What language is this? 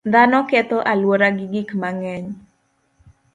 Luo (Kenya and Tanzania)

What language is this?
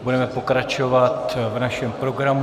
Czech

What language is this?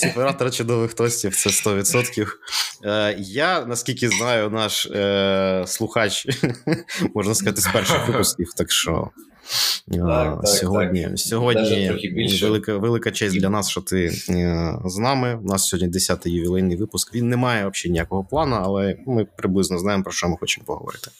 Ukrainian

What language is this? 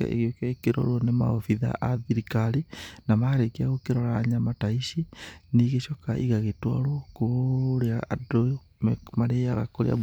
Kikuyu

